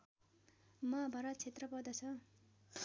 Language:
Nepali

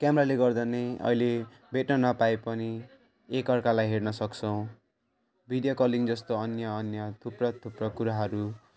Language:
Nepali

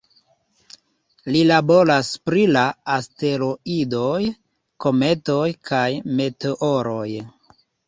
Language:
Esperanto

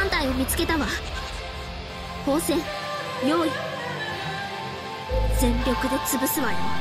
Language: Japanese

